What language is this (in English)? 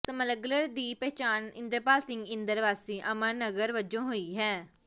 Punjabi